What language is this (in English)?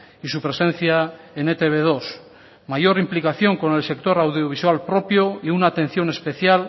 Spanish